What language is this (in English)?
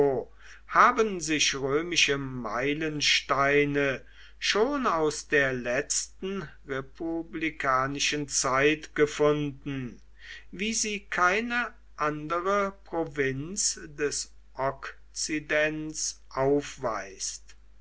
German